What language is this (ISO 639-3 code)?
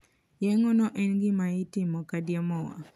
luo